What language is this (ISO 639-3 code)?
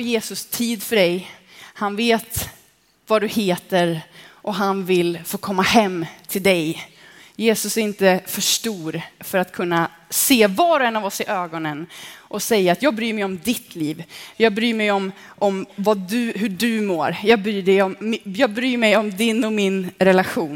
swe